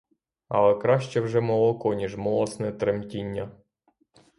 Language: Ukrainian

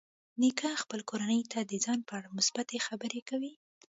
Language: Pashto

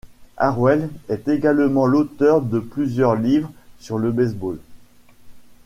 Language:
French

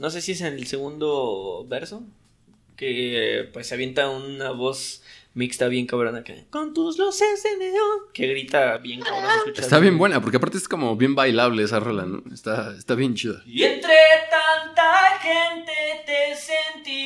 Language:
Spanish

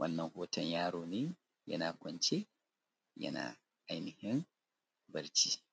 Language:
Hausa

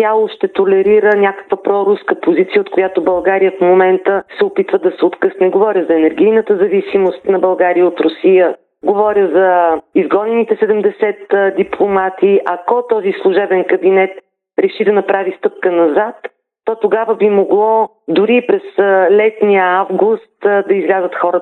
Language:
Bulgarian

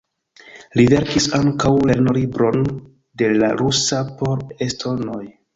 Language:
Esperanto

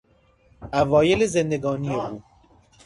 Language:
Persian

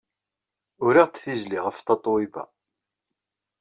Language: Kabyle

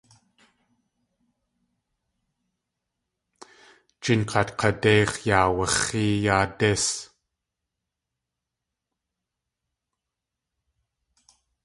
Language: Tlingit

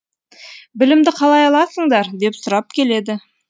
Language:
Kazakh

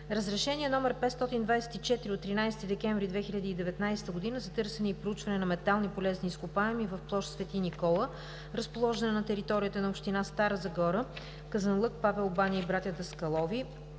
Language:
Bulgarian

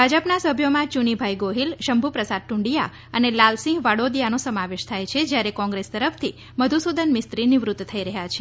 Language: Gujarati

